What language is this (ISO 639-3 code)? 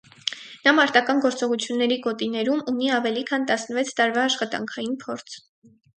hye